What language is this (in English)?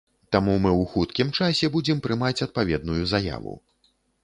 Belarusian